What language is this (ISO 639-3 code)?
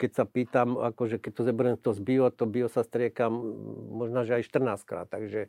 slk